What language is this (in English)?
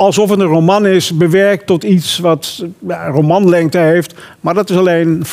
Dutch